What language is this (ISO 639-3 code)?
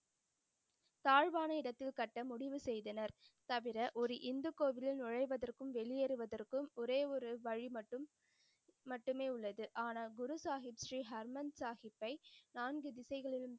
tam